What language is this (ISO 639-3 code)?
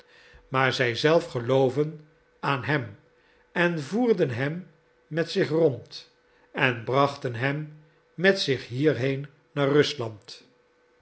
nld